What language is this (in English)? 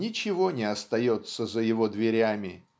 Russian